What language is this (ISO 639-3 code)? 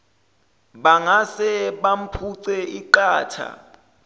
zul